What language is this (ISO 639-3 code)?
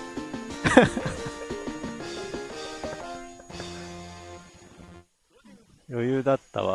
jpn